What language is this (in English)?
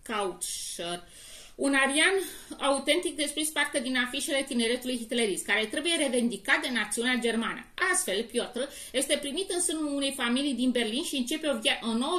Romanian